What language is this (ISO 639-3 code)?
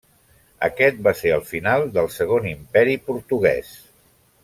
cat